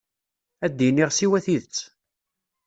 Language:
Kabyle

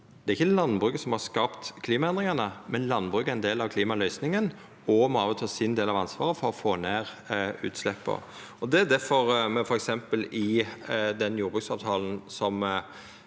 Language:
Norwegian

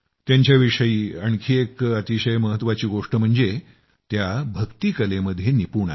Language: Marathi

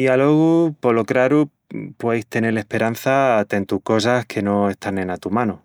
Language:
Extremaduran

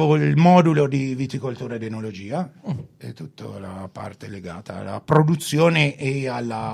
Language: Italian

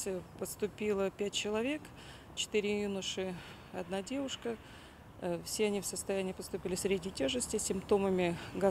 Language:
Russian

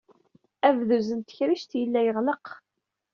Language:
Kabyle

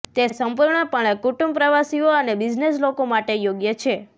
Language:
Gujarati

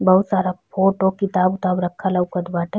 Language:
Bhojpuri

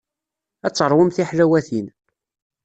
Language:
Kabyle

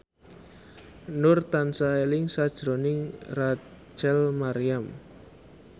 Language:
Javanese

